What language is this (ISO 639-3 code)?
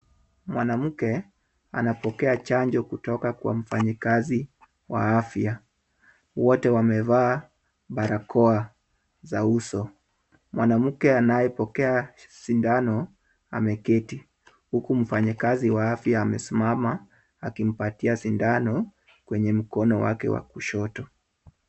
swa